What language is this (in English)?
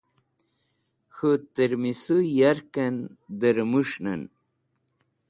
Wakhi